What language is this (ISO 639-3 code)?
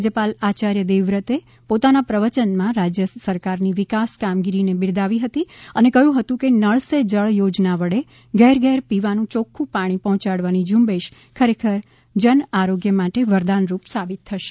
guj